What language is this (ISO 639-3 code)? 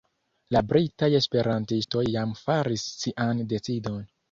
epo